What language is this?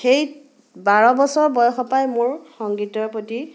Assamese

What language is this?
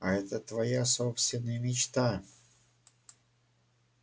Russian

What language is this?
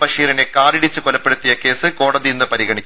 Malayalam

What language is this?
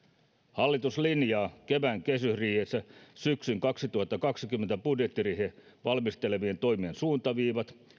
Finnish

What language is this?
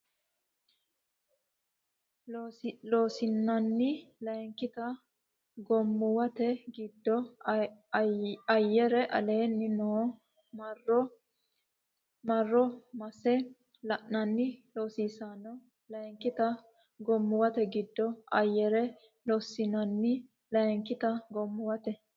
Sidamo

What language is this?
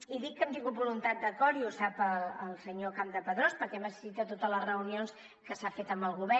Catalan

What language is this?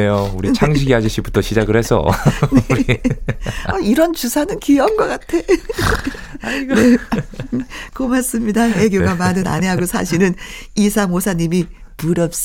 Korean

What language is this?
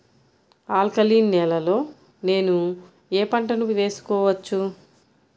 Telugu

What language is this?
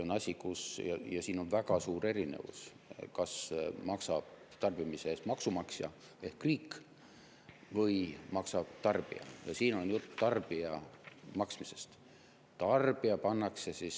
Estonian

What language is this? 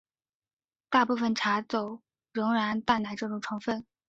Chinese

